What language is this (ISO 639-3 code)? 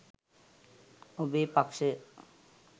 sin